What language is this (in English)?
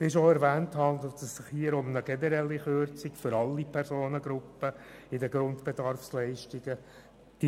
Swiss German